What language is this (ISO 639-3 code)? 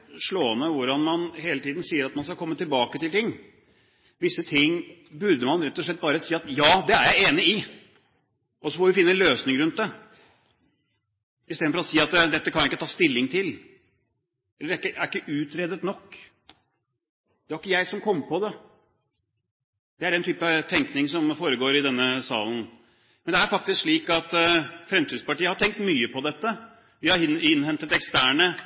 nob